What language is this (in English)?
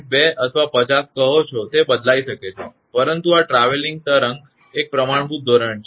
Gujarati